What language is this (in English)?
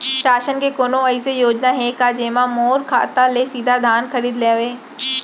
Chhattisgarhi